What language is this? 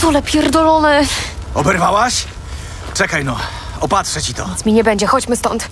Polish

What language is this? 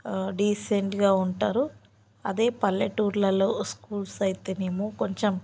Telugu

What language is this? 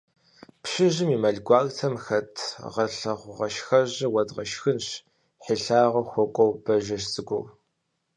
Kabardian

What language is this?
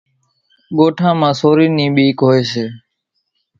Kachi Koli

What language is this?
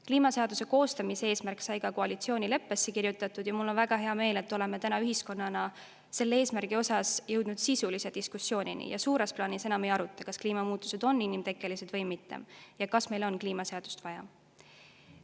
Estonian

